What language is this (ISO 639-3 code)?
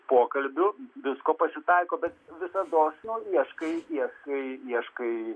lit